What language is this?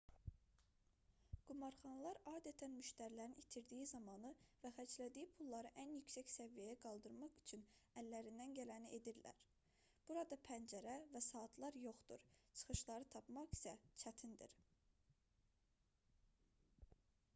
Azerbaijani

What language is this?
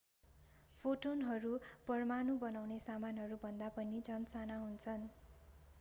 Nepali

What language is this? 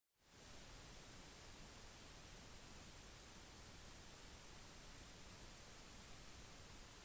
Norwegian Bokmål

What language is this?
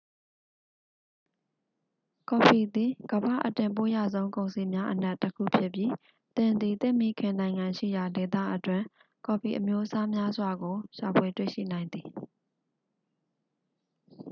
Burmese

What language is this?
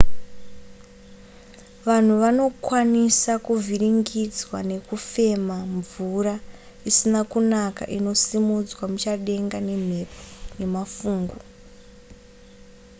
Shona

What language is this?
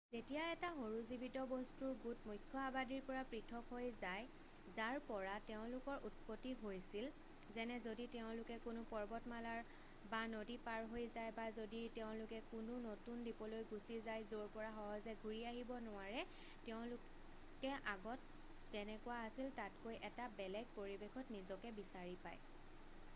Assamese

